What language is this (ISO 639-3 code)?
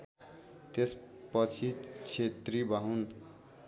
nep